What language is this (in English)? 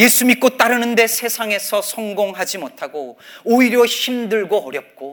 Korean